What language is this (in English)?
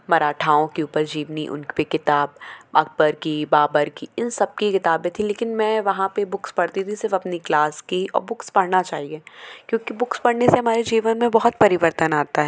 Hindi